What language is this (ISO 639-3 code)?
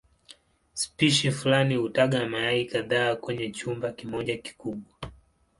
swa